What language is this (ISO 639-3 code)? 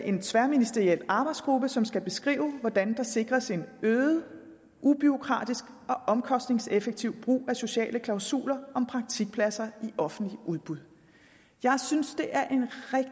dan